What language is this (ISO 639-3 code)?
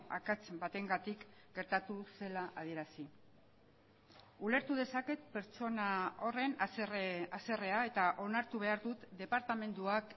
eus